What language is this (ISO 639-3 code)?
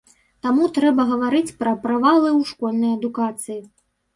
bel